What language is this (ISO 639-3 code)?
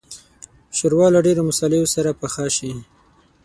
pus